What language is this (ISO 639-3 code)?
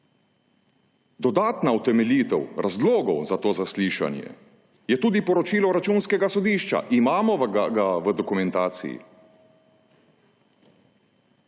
slv